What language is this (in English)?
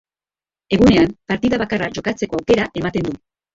Basque